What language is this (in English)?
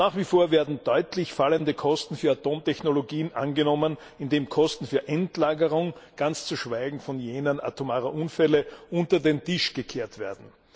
German